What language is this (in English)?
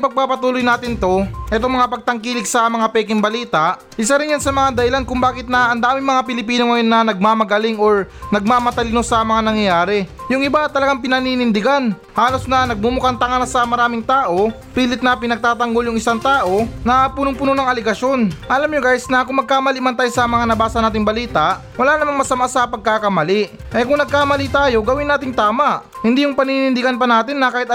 Filipino